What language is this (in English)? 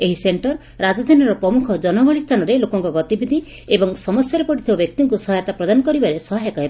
Odia